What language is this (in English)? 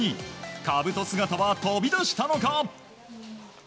Japanese